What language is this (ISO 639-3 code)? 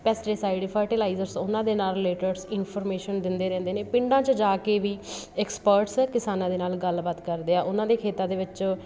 pan